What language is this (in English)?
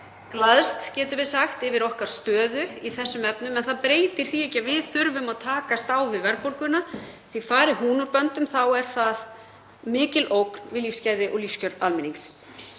Icelandic